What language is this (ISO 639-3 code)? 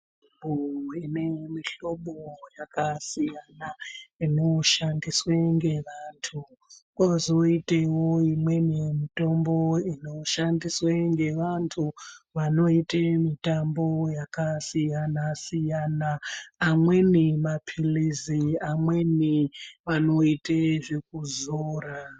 ndc